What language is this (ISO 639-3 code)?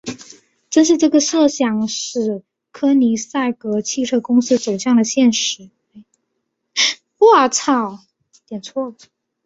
zho